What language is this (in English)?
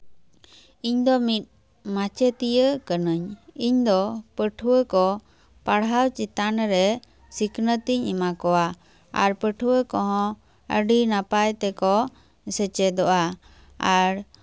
Santali